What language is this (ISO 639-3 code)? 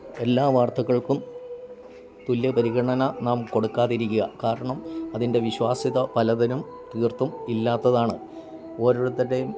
mal